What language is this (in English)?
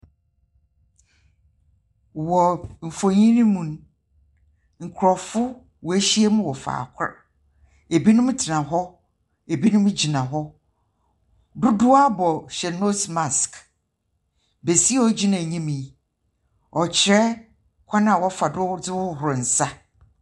Akan